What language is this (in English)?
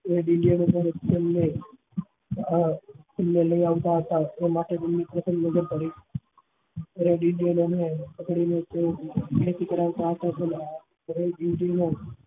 Gujarati